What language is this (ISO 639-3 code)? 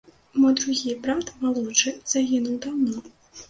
bel